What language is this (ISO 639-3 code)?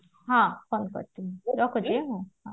ori